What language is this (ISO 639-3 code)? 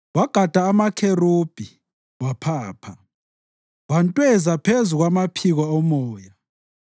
nde